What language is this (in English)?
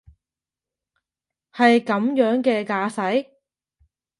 Cantonese